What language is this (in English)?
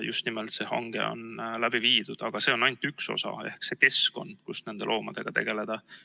Estonian